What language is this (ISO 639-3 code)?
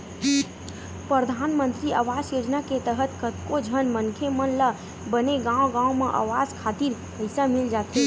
hne